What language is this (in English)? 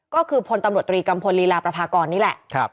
Thai